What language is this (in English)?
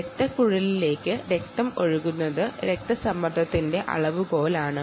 Malayalam